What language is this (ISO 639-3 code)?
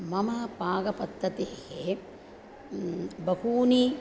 san